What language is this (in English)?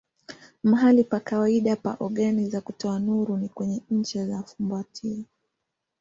Swahili